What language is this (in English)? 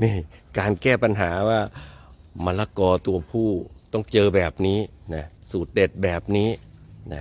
Thai